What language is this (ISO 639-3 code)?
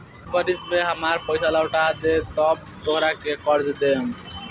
bho